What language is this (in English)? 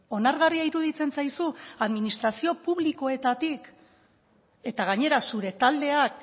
Basque